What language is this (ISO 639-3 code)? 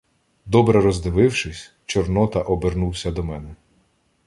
ukr